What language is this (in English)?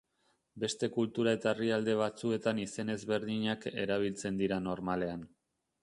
Basque